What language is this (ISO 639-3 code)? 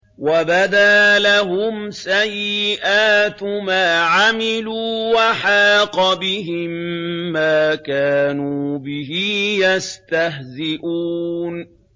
ara